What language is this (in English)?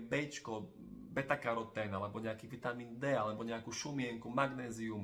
Slovak